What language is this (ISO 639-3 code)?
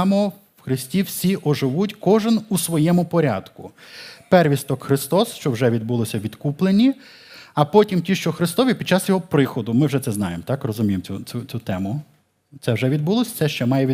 ukr